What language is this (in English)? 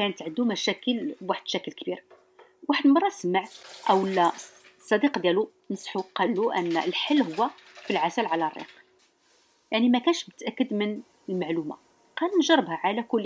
Arabic